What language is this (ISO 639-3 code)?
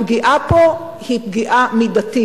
heb